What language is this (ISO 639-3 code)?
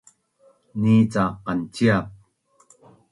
bnn